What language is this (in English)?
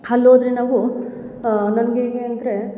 Kannada